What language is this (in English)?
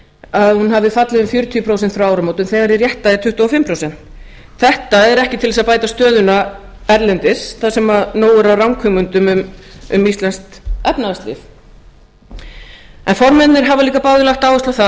Icelandic